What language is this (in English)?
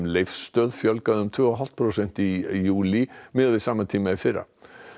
Icelandic